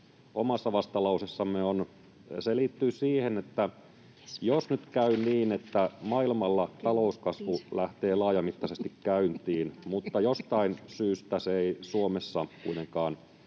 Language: Finnish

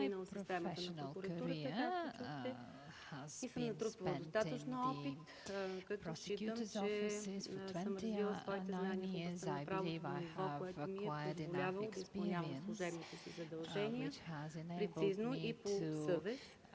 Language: Bulgarian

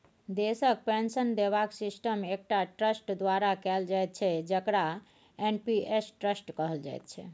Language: Maithili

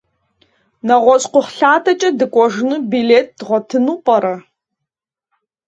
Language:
Kabardian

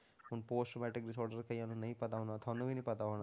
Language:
Punjabi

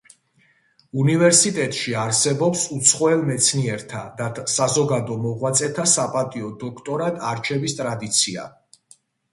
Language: Georgian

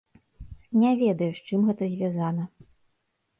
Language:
Belarusian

